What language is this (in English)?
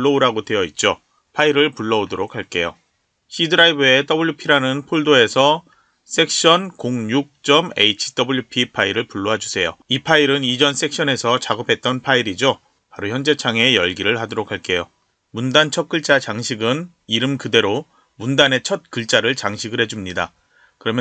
Korean